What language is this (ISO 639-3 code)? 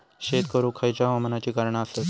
mar